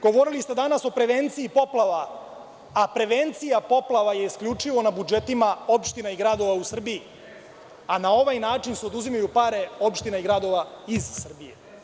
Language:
Serbian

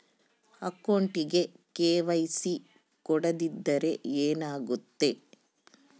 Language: Kannada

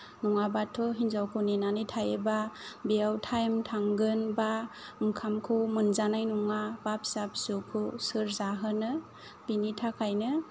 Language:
Bodo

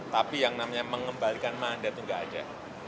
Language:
Indonesian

